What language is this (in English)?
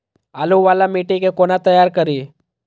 Maithili